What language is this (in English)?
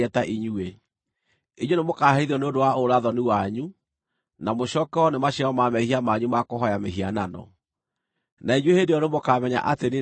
Kikuyu